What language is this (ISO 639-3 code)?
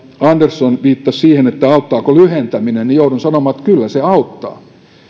fin